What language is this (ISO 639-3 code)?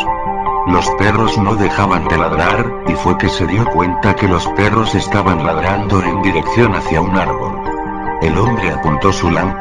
spa